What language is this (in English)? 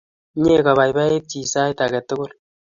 Kalenjin